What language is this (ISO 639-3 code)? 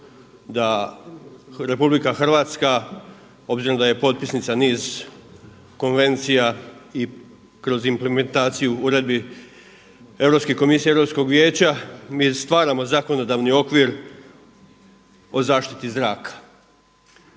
hrv